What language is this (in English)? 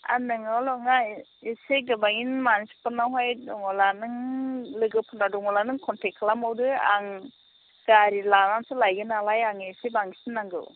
Bodo